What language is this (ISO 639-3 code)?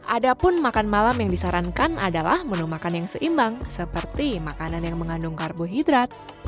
ind